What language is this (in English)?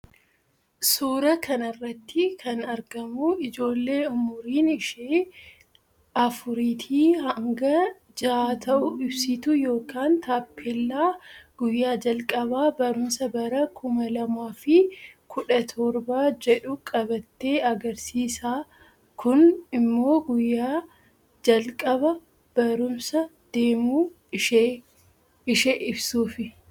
Oromo